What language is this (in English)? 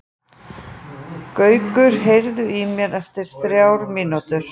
Icelandic